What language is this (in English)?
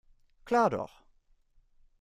German